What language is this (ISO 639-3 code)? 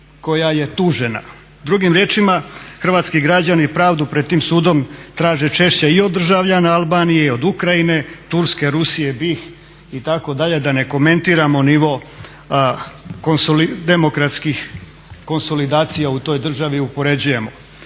hrv